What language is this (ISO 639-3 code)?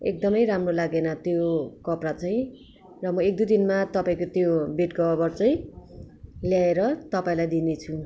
nep